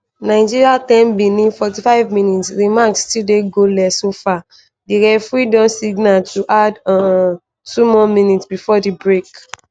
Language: Nigerian Pidgin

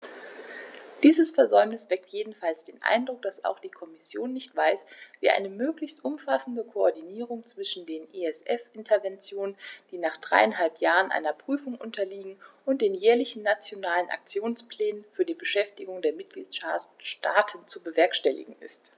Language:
German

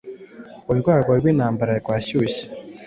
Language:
Kinyarwanda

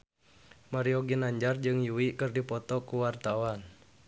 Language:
Sundanese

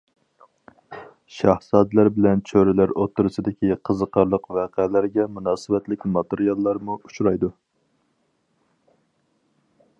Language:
Uyghur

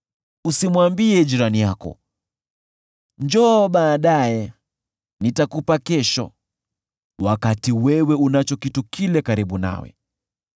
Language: Swahili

